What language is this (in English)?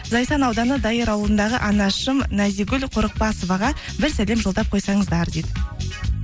Kazakh